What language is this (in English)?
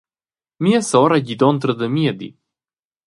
Romansh